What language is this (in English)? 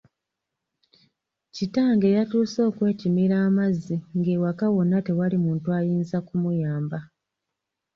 Ganda